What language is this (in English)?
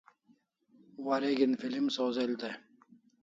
Kalasha